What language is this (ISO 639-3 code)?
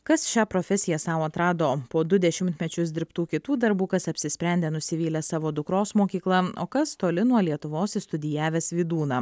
lit